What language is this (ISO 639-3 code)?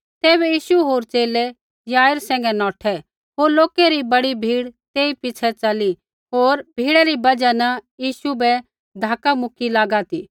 kfx